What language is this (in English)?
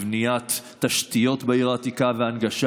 Hebrew